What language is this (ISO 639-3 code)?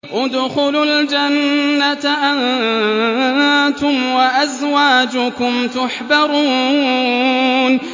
ara